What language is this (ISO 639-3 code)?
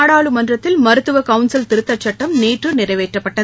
tam